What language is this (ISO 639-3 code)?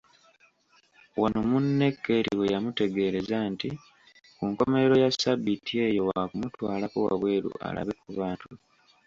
lug